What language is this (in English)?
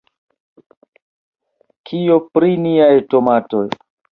Esperanto